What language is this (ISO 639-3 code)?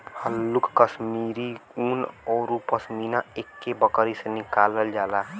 bho